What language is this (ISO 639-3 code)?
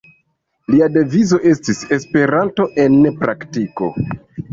epo